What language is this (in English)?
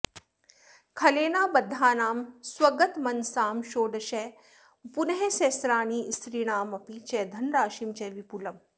Sanskrit